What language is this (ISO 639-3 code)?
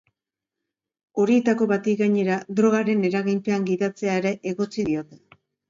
eus